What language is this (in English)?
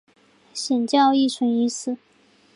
Chinese